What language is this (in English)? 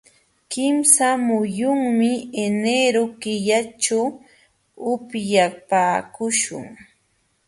Jauja Wanca Quechua